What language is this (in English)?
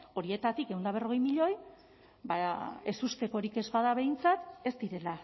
Basque